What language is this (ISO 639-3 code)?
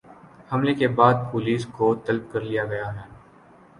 urd